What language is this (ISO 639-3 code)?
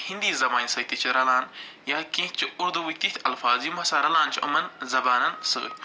kas